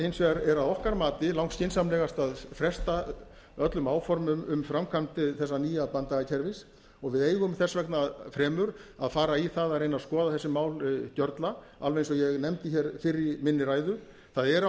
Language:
Icelandic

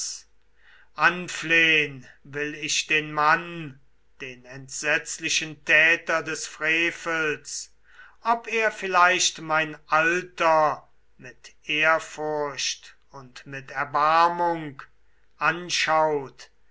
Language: German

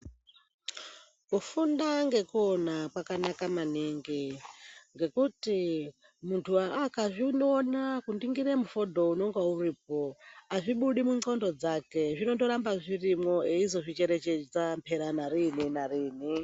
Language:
Ndau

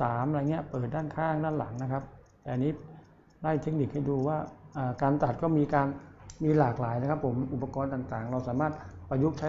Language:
Thai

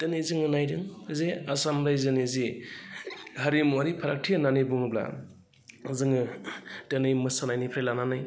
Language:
Bodo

